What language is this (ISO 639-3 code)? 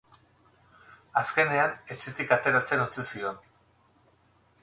eus